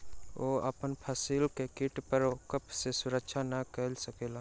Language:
Maithili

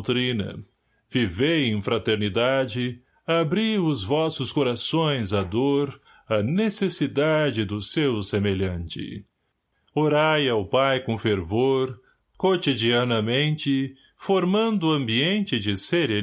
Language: Portuguese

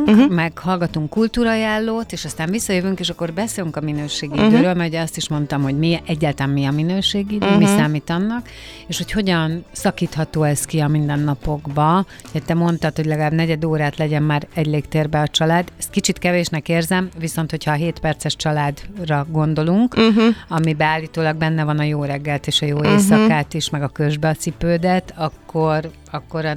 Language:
Hungarian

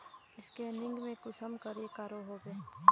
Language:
Magahi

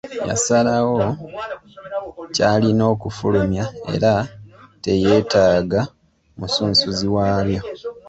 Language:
Ganda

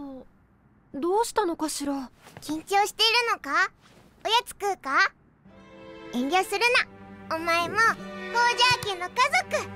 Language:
Japanese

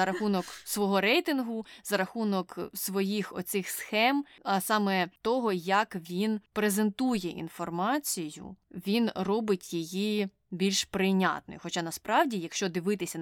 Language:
Ukrainian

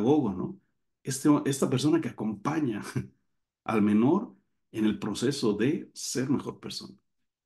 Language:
Spanish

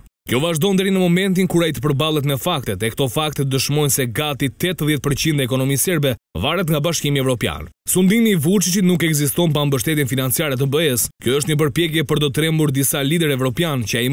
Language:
Romanian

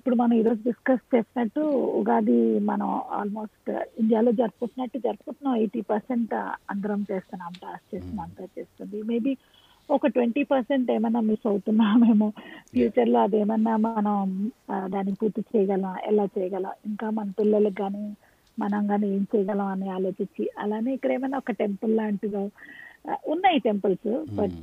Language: Telugu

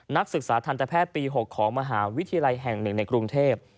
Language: Thai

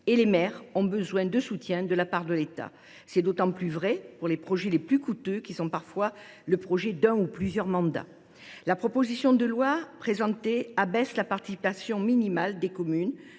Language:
French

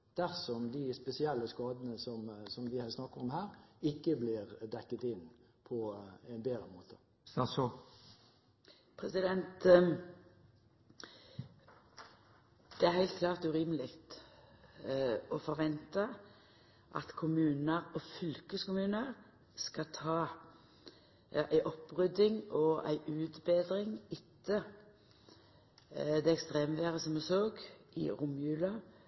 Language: Norwegian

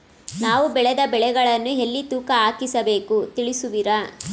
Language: Kannada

